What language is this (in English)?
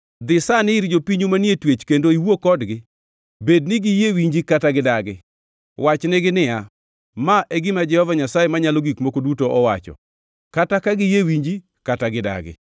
Luo (Kenya and Tanzania)